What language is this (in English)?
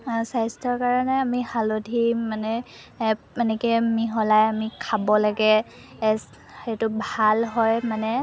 Assamese